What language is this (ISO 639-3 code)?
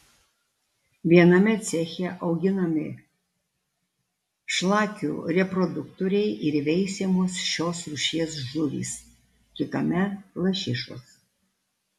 lit